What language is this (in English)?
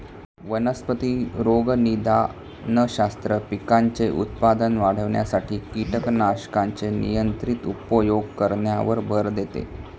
Marathi